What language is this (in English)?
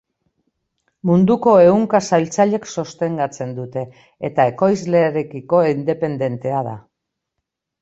Basque